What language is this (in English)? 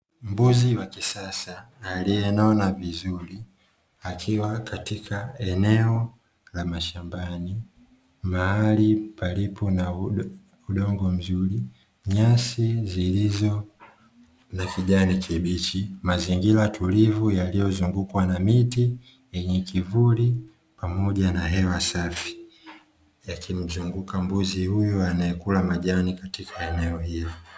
Swahili